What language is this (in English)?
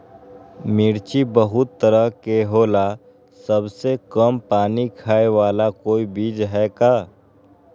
Magahi